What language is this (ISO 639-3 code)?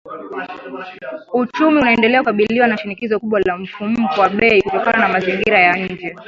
swa